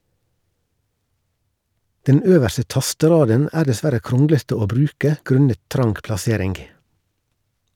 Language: Norwegian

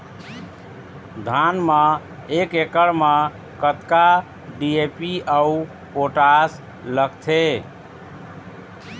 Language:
Chhattisgarhi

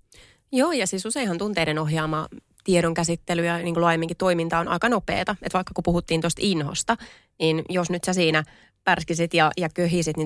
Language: Finnish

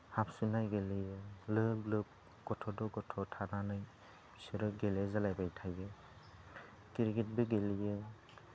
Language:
Bodo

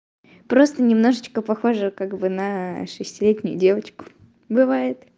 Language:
Russian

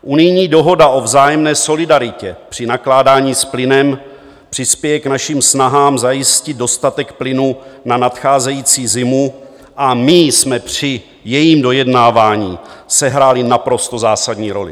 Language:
Czech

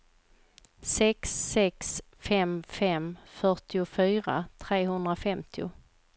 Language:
Swedish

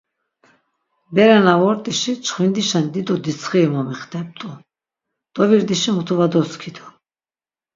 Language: Laz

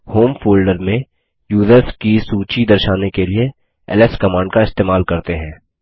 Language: Hindi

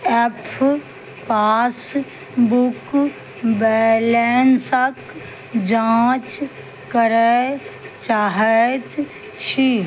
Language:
Maithili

